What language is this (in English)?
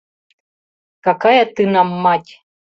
Mari